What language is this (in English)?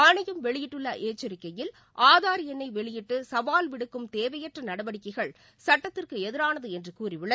Tamil